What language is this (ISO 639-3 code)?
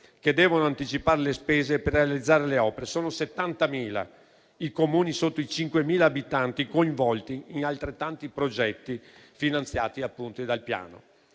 ita